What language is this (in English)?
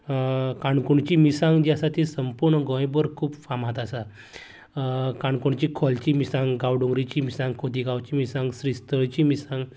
Konkani